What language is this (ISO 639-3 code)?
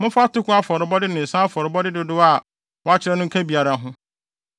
aka